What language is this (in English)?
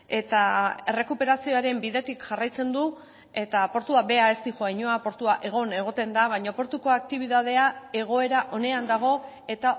Basque